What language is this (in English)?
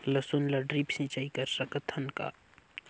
Chhattisgarhi